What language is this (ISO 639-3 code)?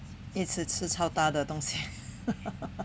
eng